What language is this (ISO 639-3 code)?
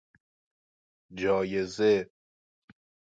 fas